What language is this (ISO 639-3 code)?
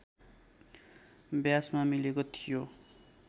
nep